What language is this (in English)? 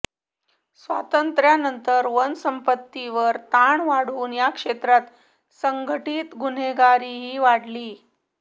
Marathi